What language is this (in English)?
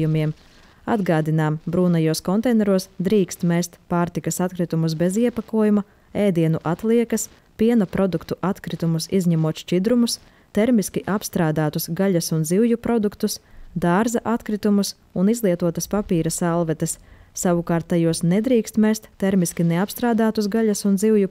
Latvian